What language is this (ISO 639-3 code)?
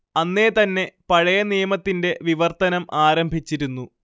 mal